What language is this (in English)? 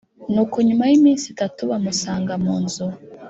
Kinyarwanda